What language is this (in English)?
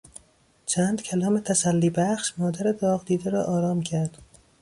Persian